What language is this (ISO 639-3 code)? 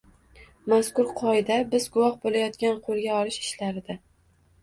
uzb